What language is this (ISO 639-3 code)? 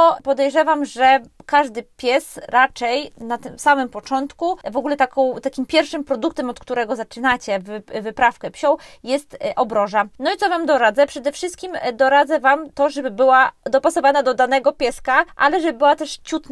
pol